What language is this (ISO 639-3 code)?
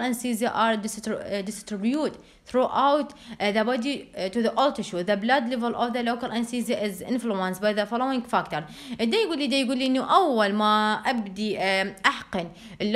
ara